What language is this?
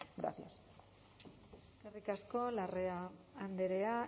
Basque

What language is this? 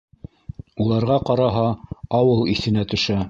Bashkir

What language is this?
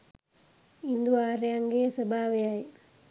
Sinhala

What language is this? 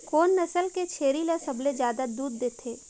Chhattisgarhi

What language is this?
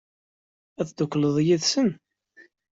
Kabyle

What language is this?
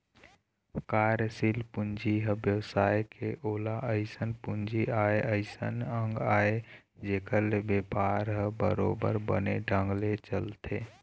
Chhattisgarhi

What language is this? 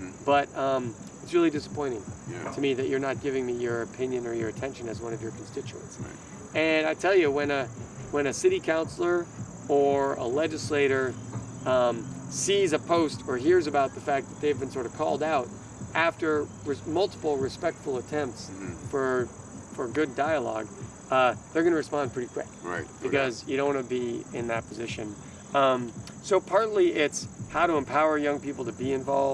English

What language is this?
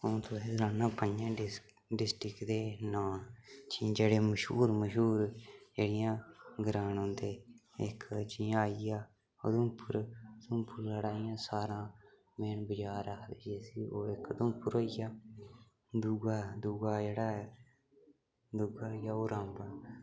Dogri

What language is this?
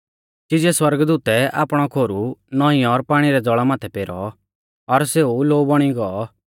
Mahasu Pahari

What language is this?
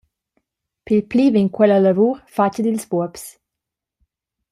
Romansh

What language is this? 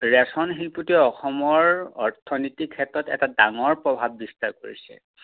Assamese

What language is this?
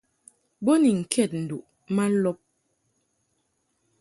Mungaka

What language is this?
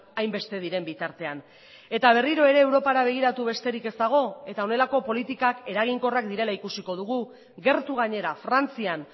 Basque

